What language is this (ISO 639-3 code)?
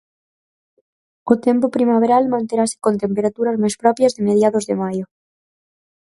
glg